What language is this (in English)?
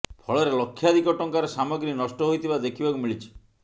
Odia